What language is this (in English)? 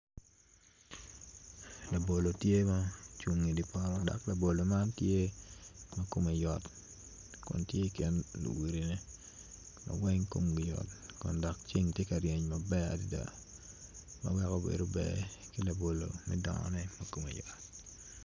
Acoli